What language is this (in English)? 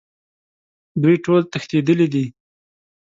Pashto